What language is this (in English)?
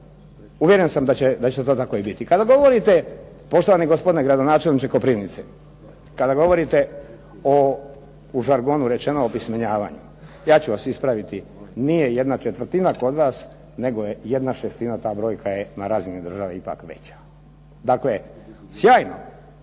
Croatian